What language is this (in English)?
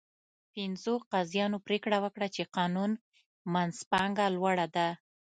Pashto